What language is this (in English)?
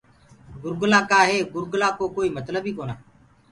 Gurgula